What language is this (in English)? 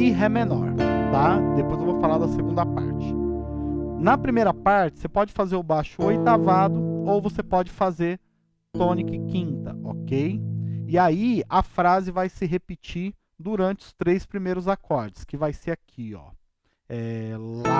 Portuguese